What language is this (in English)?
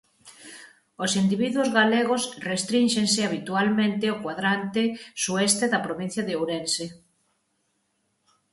Galician